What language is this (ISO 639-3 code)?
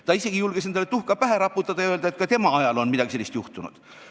est